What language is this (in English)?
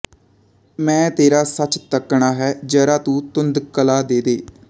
Punjabi